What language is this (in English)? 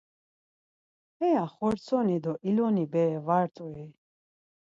Laz